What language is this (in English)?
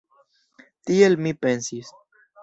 Esperanto